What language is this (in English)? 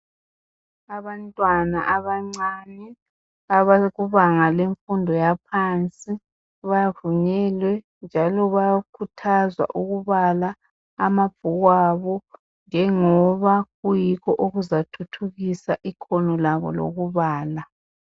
North Ndebele